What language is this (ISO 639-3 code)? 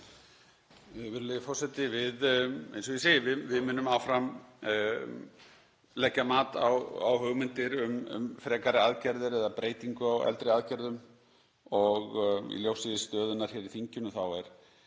isl